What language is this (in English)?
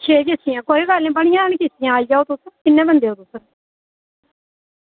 Dogri